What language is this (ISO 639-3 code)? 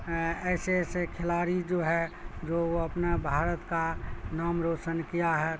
urd